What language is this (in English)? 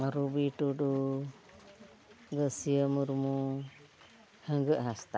Santali